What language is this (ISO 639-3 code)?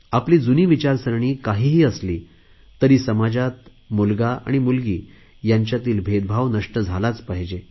mar